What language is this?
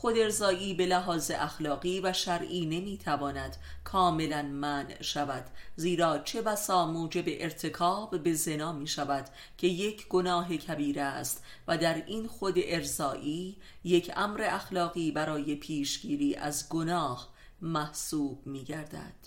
Persian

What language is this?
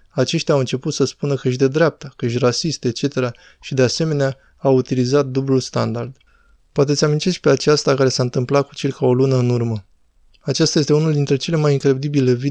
Romanian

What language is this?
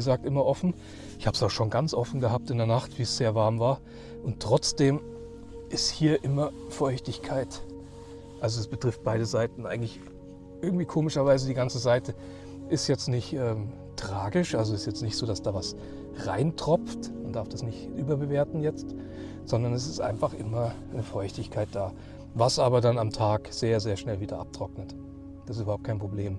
German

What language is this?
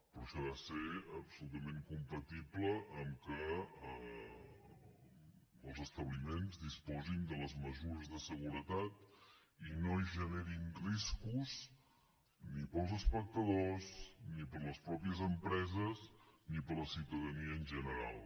Catalan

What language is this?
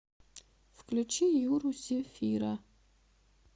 Russian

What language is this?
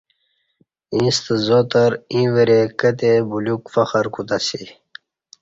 Kati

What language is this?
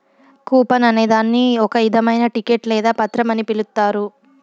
Telugu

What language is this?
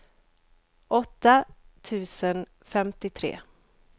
Swedish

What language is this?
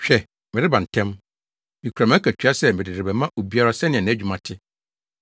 Akan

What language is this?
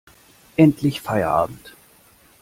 German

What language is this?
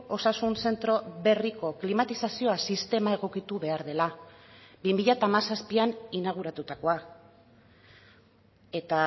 Basque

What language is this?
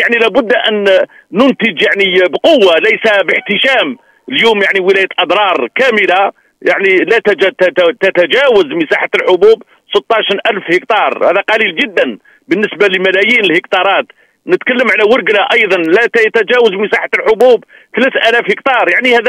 Arabic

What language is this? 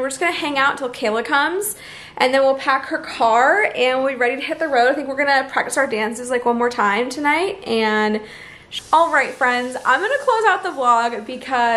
English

